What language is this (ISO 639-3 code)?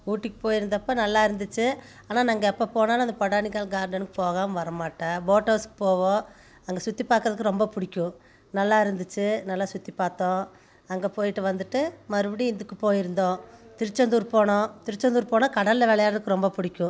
tam